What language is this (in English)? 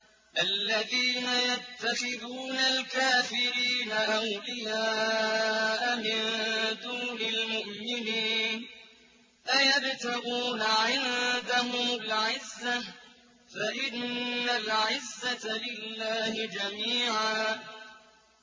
Arabic